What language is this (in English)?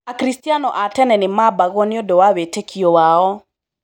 Kikuyu